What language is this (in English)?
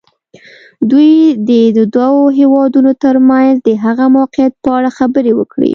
Pashto